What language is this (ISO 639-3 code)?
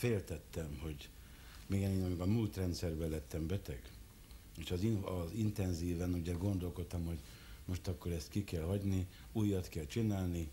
hun